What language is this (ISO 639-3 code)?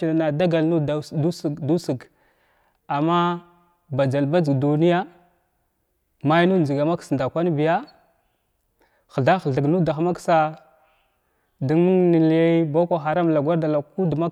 glw